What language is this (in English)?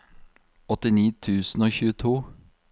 Norwegian